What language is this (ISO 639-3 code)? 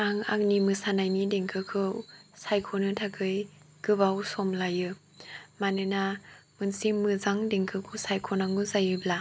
brx